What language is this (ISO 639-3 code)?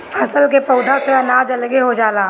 bho